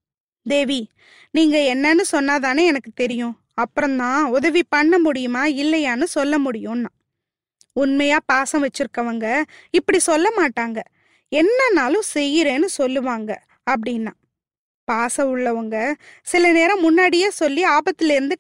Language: Tamil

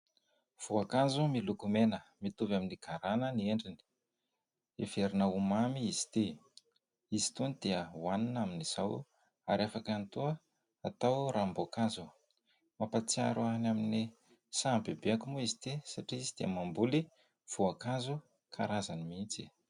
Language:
Malagasy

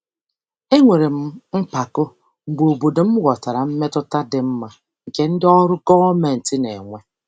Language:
Igbo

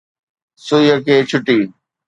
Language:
Sindhi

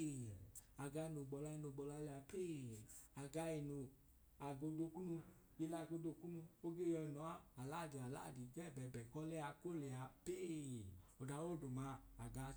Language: Idoma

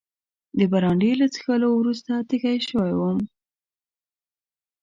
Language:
Pashto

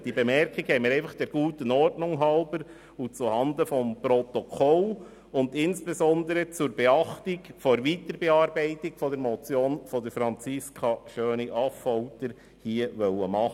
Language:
Swiss German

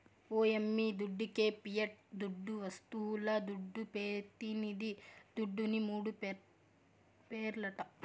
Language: Telugu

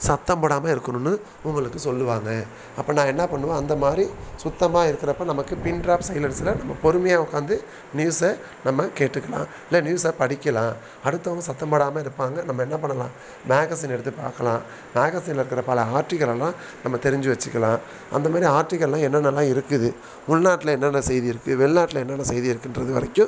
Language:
Tamil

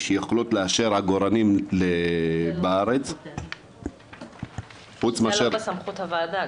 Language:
Hebrew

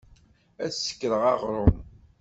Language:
Kabyle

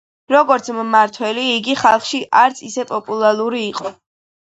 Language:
Georgian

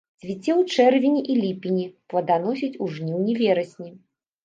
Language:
Belarusian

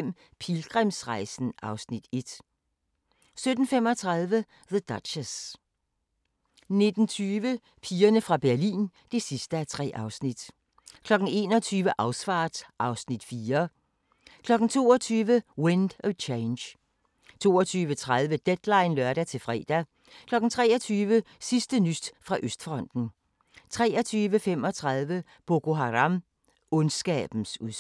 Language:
Danish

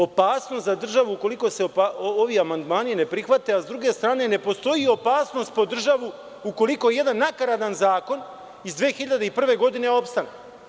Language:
Serbian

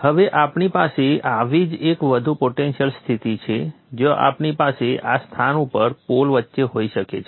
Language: Gujarati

